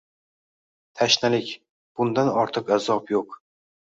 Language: Uzbek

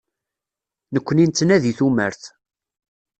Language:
Kabyle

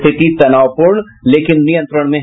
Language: Hindi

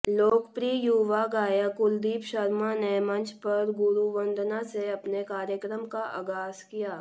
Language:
Hindi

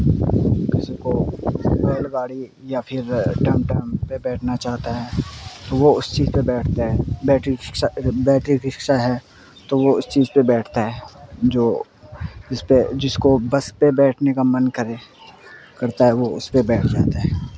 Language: Urdu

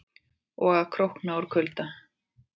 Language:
Icelandic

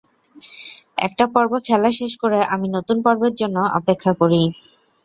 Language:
Bangla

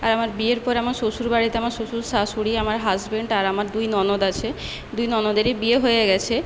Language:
Bangla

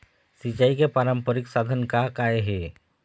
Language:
Chhattisgarhi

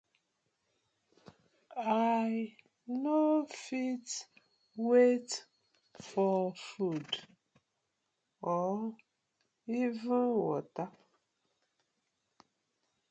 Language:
Nigerian Pidgin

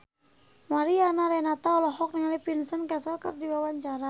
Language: Sundanese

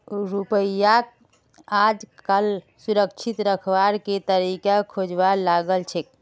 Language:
Magahi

